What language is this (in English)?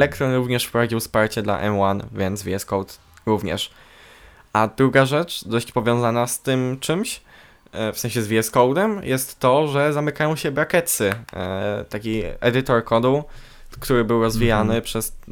Polish